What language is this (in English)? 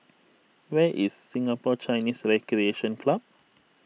English